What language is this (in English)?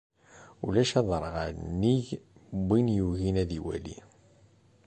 Kabyle